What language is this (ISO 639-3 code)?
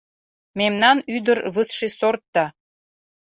chm